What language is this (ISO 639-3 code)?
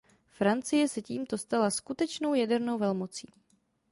ces